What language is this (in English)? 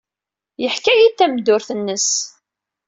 Kabyle